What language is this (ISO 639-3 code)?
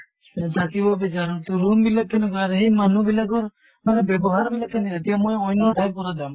asm